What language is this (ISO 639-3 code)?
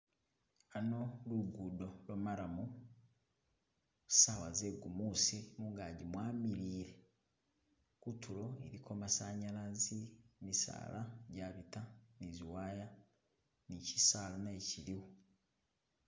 myx